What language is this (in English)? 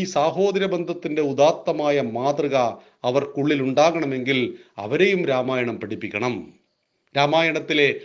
Malayalam